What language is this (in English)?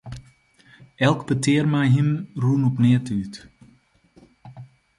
Western Frisian